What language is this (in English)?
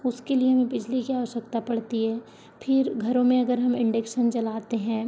Hindi